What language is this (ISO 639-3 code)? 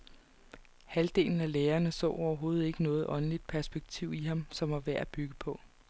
dan